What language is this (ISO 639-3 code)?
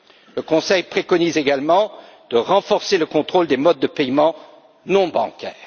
fra